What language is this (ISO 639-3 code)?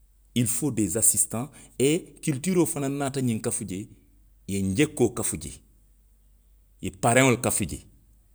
mlq